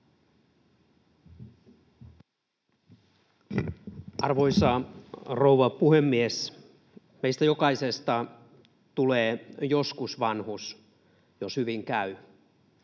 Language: Finnish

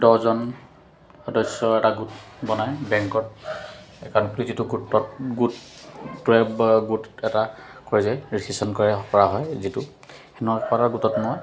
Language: Assamese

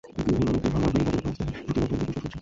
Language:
Bangla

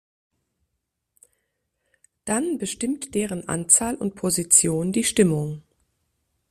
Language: German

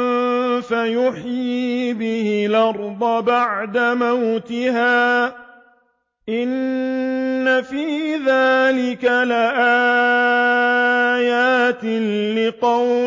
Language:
Arabic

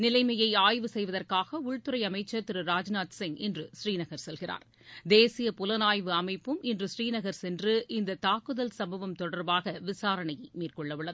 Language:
Tamil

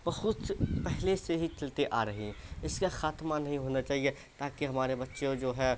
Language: Urdu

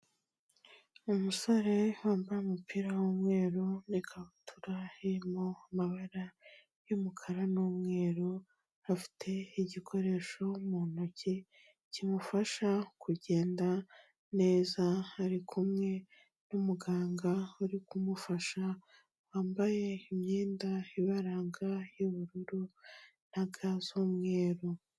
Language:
Kinyarwanda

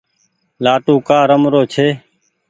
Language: Goaria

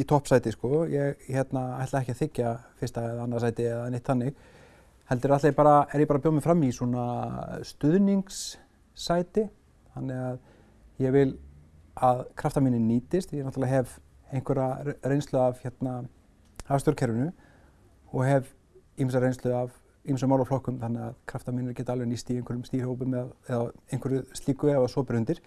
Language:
Icelandic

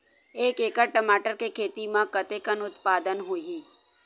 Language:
Chhattisgarhi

